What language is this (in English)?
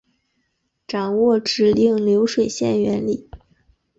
Chinese